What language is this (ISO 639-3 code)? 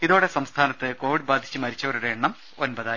mal